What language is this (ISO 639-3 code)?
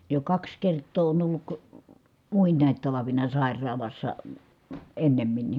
fin